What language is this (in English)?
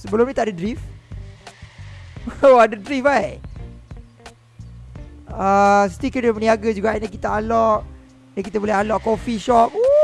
Malay